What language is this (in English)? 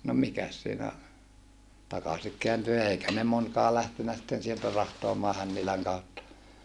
Finnish